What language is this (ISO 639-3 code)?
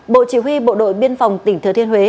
vie